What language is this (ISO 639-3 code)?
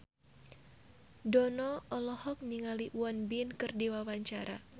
sun